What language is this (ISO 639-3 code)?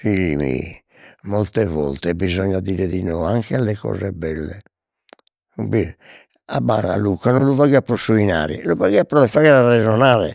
srd